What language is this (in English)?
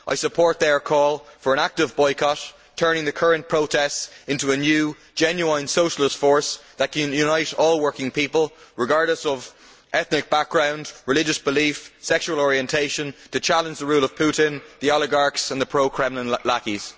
English